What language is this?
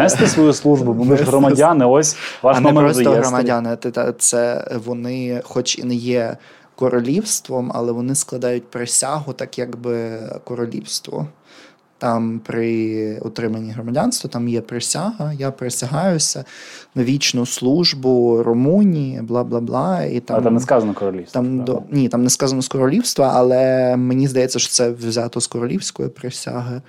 Ukrainian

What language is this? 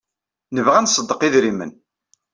Kabyle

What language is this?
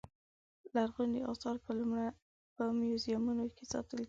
Pashto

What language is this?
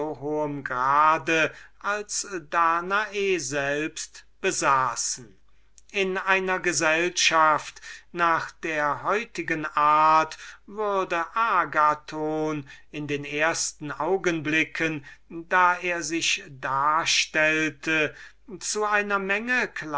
German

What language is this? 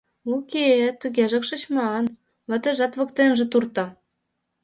Mari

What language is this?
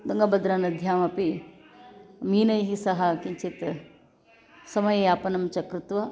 Sanskrit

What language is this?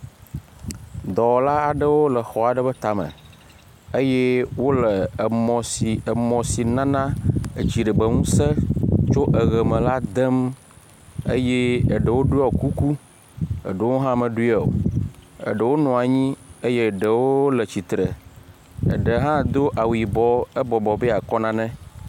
Ewe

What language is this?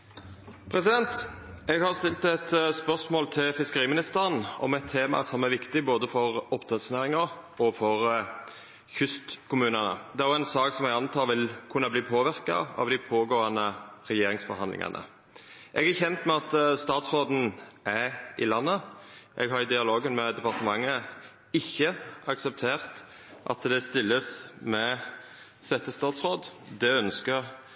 Norwegian Nynorsk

